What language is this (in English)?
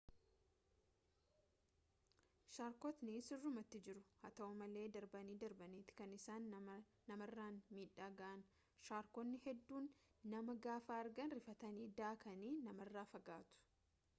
Oromo